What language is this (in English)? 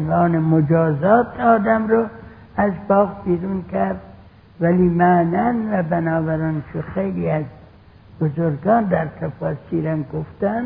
Persian